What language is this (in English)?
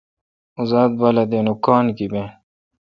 Kalkoti